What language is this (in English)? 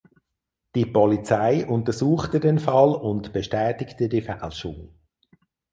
German